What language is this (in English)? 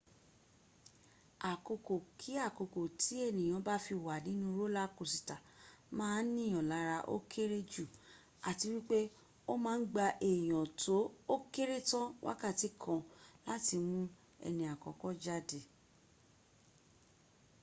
Yoruba